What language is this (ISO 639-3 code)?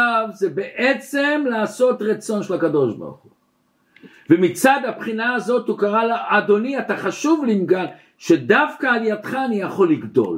heb